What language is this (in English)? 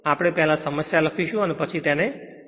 Gujarati